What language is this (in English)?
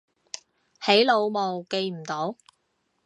Cantonese